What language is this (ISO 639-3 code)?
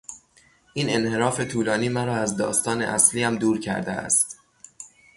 fas